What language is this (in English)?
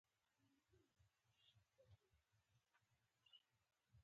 Pashto